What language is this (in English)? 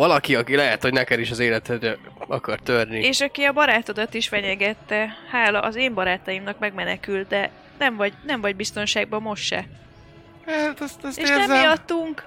Hungarian